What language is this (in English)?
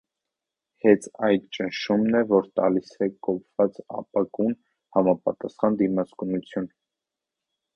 Armenian